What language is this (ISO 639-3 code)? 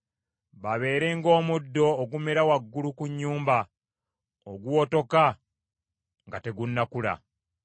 lug